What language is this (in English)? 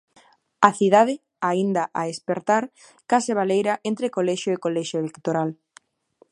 Galician